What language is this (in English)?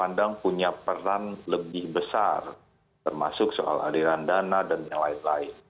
Indonesian